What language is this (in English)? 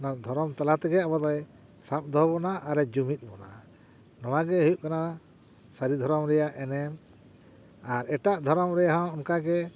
Santali